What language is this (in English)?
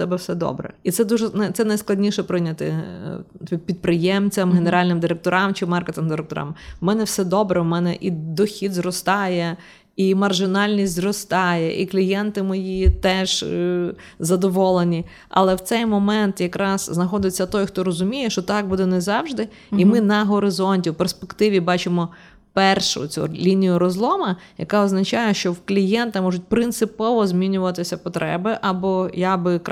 Ukrainian